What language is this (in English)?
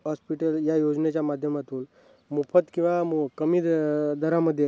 Marathi